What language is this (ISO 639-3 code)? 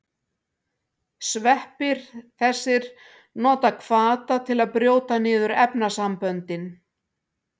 isl